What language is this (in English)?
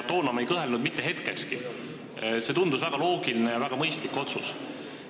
Estonian